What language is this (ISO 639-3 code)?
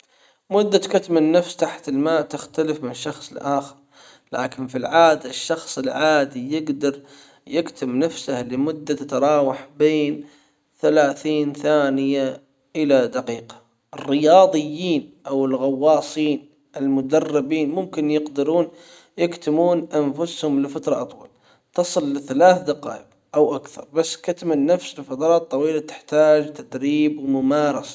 acw